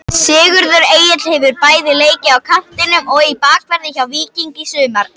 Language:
Icelandic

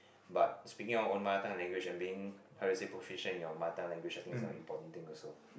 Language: English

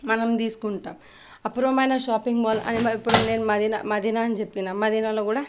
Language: Telugu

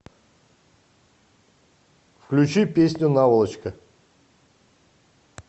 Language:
Russian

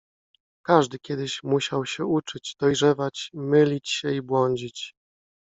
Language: Polish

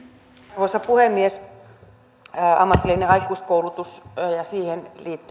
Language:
Finnish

